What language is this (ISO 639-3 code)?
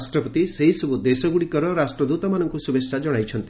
ori